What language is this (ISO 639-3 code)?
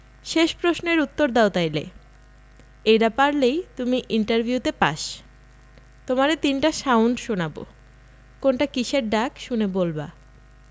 ben